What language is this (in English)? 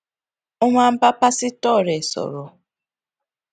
Yoruba